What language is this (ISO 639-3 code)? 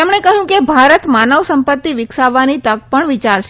guj